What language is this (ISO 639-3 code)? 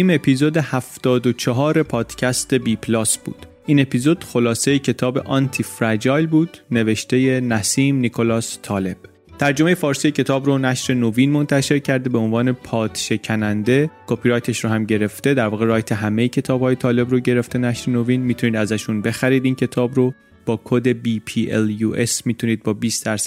fas